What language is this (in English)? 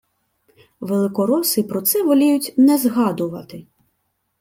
Ukrainian